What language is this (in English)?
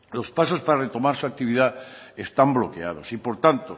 Spanish